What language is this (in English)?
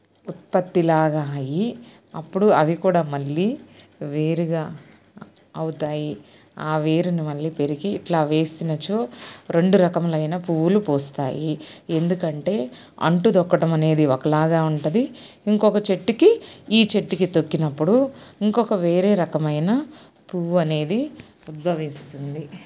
Telugu